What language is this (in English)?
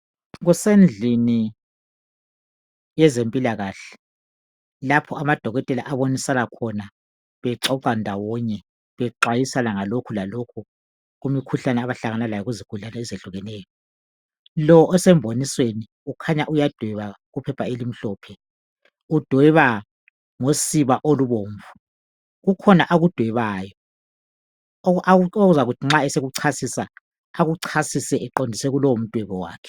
North Ndebele